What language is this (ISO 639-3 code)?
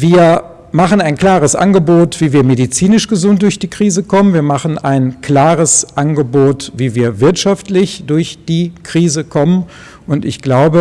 deu